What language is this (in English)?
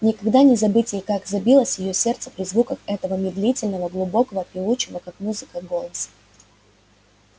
Russian